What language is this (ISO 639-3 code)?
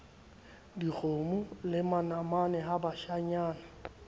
sot